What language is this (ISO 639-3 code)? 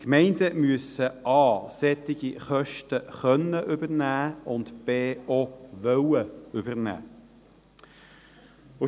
gsw